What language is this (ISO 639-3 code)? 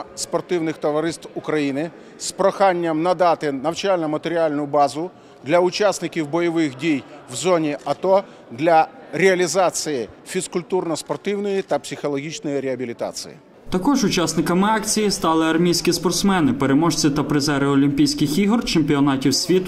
ukr